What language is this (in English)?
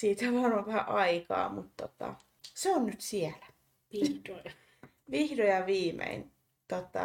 Finnish